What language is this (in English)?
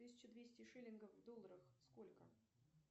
Russian